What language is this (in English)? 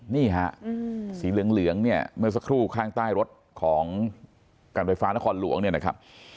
Thai